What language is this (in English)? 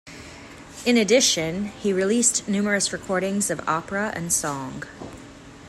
English